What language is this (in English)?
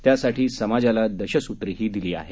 Marathi